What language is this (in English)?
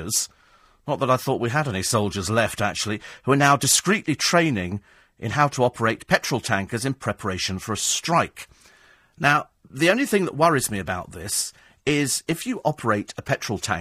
English